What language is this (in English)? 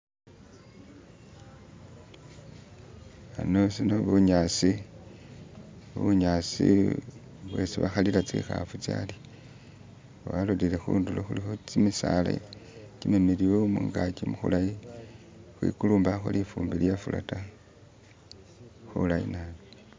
Masaaba